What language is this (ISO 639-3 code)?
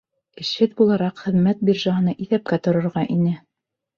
bak